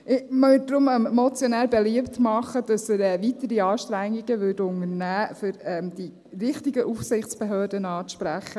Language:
Swiss German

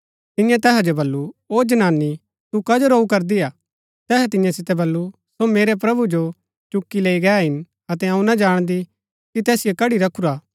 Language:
Gaddi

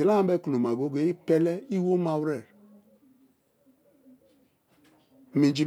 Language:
Kalabari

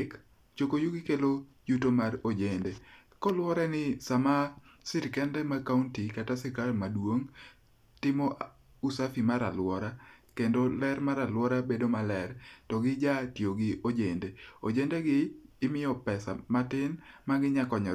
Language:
Luo (Kenya and Tanzania)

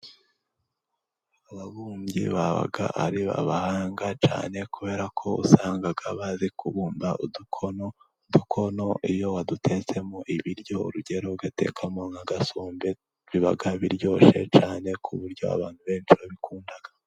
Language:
Kinyarwanda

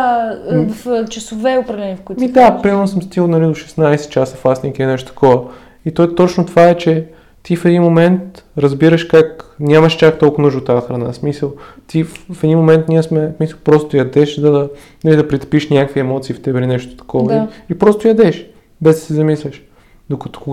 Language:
Bulgarian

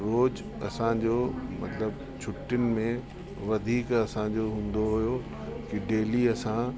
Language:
Sindhi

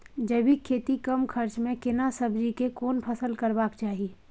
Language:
Maithili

